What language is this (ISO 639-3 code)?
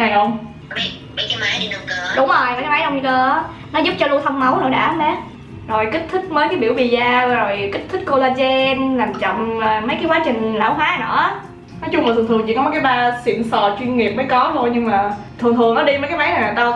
vie